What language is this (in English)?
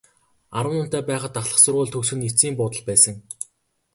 Mongolian